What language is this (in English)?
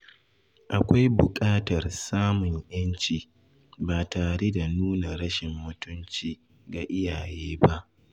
Hausa